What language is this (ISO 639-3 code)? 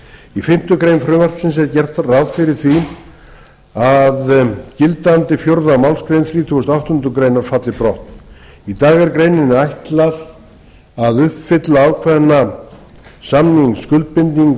isl